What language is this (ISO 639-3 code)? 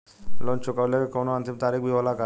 bho